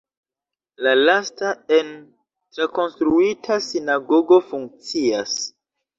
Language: Esperanto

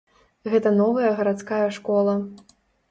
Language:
Belarusian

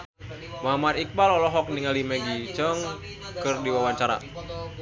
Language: Sundanese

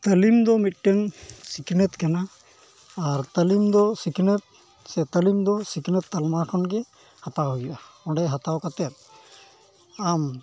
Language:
Santali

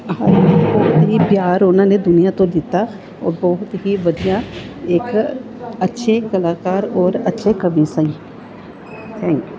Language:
Punjabi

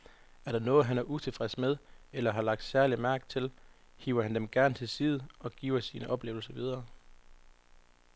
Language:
Danish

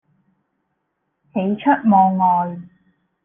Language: Cantonese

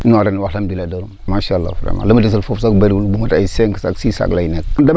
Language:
Wolof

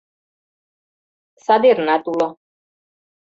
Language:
Mari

